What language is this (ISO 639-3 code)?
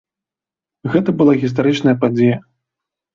bel